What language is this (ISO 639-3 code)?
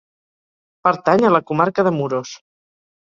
cat